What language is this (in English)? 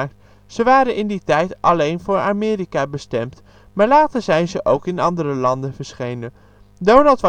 Dutch